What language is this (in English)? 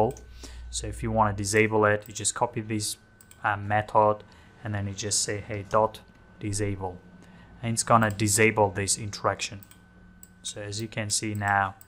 English